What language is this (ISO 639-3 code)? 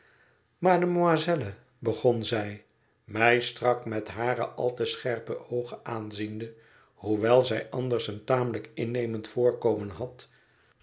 nld